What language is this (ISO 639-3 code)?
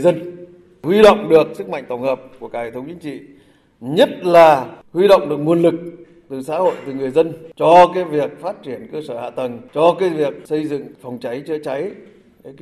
vie